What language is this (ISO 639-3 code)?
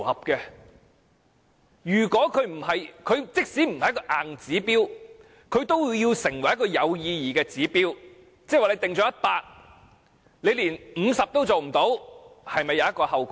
yue